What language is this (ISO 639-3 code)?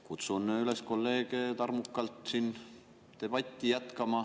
est